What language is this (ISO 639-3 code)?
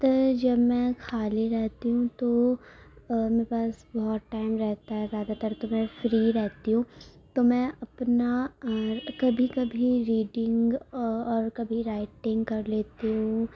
urd